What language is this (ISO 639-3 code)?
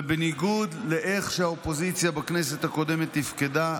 heb